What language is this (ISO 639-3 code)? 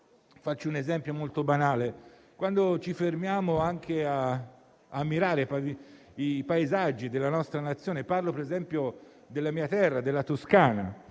ita